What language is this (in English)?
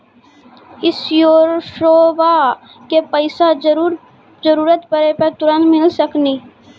Maithili